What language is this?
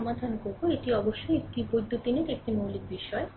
Bangla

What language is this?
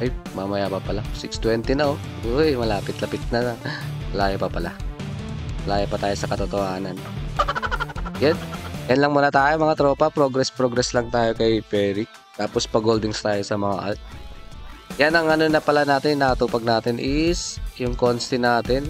Filipino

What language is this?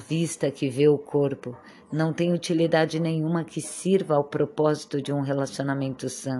Portuguese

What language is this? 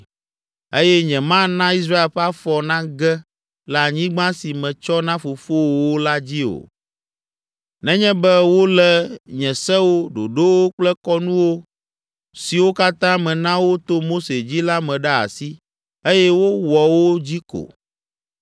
Ewe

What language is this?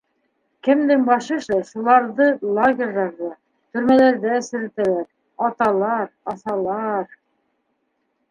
Bashkir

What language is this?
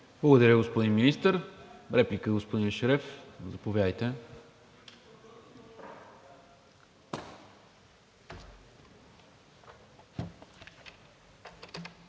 Bulgarian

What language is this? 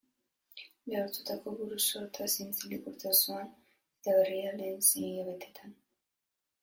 Basque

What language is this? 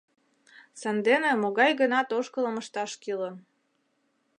Mari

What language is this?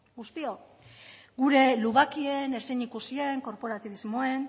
Basque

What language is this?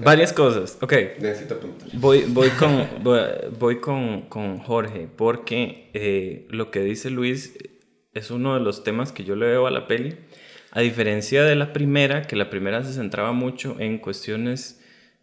Spanish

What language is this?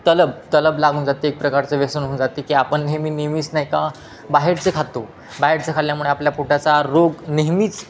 Marathi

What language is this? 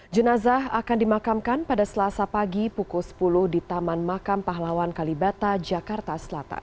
Indonesian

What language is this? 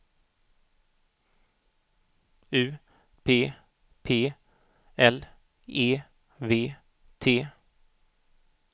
Swedish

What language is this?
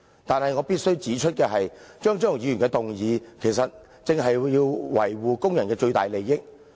Cantonese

